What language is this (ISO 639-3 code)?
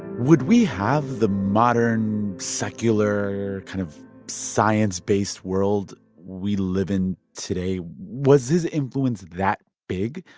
eng